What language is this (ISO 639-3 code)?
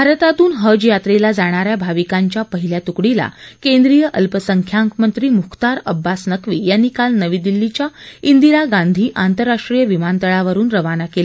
mar